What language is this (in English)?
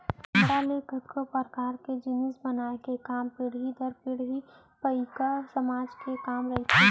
Chhattisgarhi